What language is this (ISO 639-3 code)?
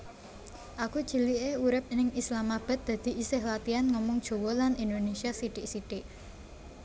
jav